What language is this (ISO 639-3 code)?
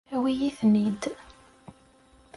kab